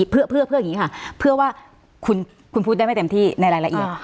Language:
Thai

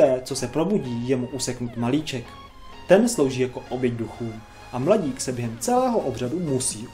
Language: Czech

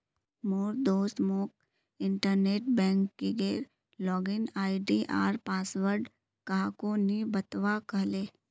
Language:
Magahi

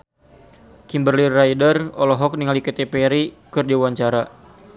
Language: Sundanese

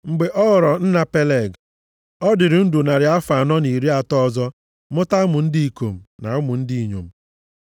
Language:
Igbo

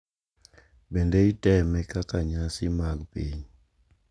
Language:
Luo (Kenya and Tanzania)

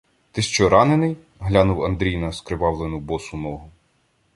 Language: Ukrainian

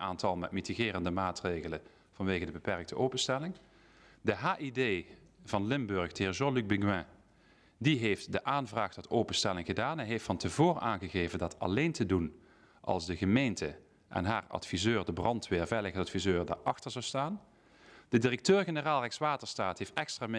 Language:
Dutch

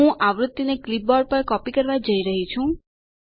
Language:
Gujarati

